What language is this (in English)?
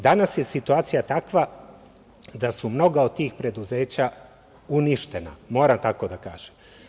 Serbian